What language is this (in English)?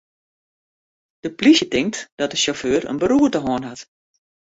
Western Frisian